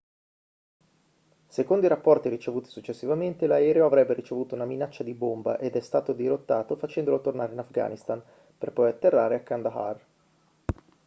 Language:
Italian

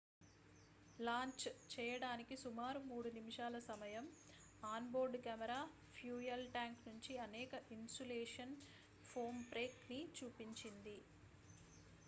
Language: Telugu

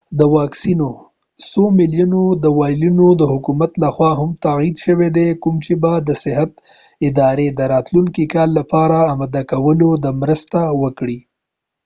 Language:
Pashto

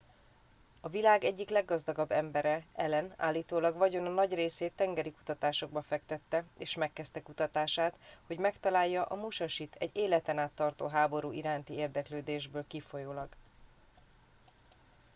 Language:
Hungarian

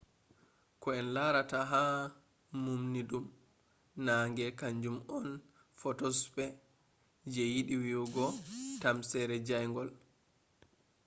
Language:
Fula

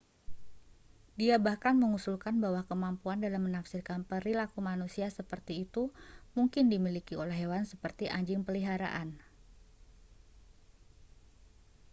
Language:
Indonesian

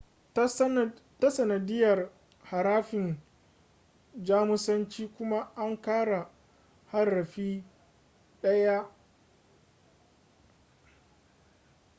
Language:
Hausa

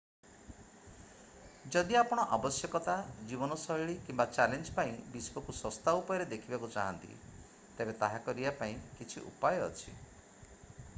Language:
Odia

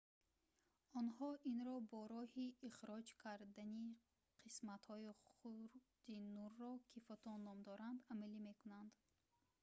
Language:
Tajik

